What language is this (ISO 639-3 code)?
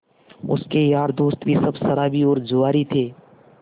hin